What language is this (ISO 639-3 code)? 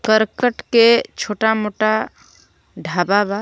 bho